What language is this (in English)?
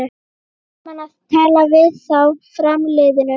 Icelandic